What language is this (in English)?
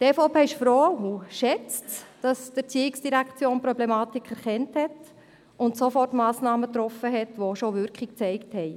Swiss German